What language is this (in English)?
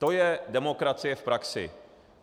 Czech